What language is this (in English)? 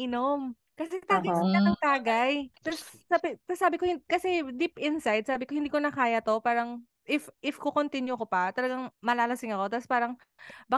Filipino